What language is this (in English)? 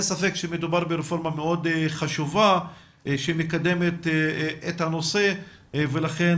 Hebrew